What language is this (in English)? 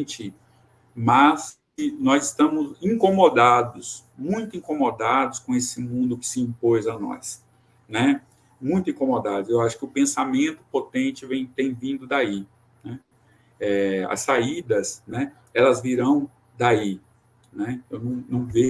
Portuguese